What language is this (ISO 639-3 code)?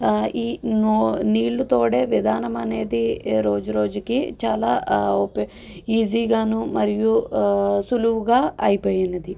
tel